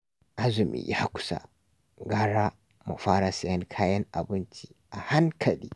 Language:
Hausa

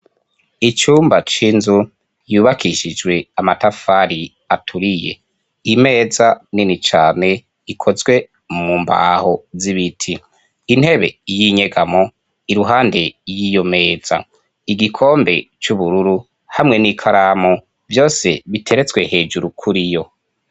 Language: Rundi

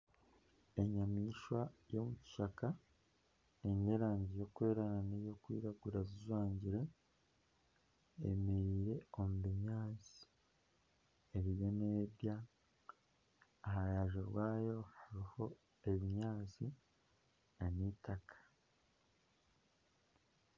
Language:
Nyankole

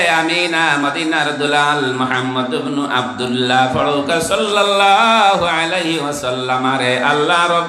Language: Indonesian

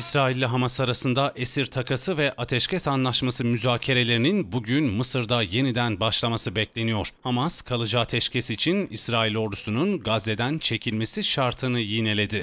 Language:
Turkish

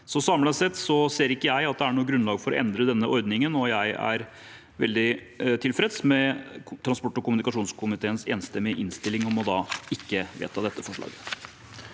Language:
Norwegian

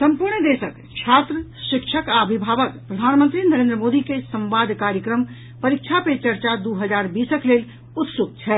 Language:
Maithili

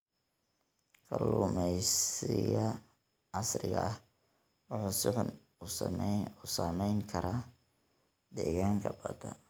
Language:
Somali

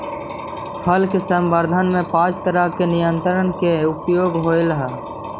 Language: Magahi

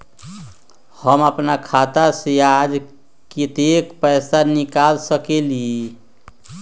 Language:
Magahi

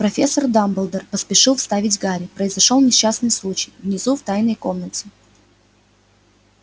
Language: Russian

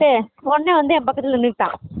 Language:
Tamil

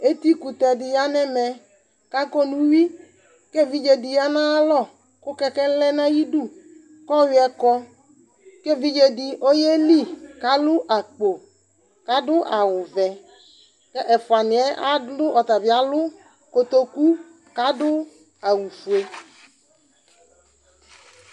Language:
Ikposo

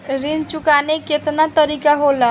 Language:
Bhojpuri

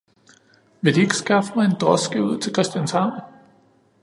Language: Danish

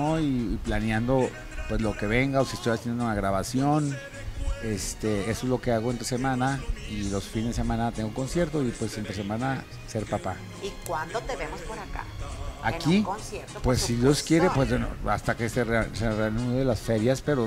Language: Spanish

